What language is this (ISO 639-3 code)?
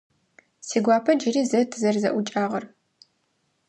ady